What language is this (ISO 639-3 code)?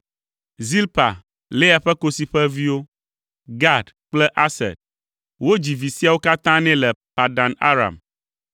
ewe